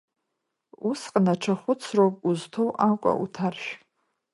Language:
Abkhazian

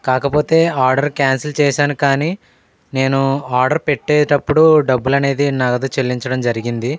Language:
Telugu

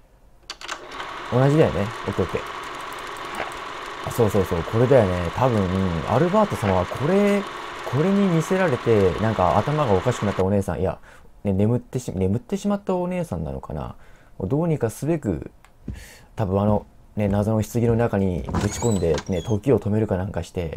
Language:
Japanese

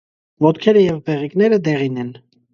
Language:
Armenian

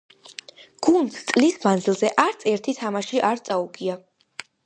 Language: Georgian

